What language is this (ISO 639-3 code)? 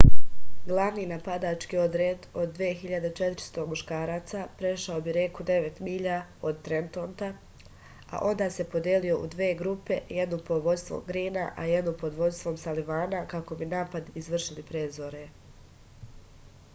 srp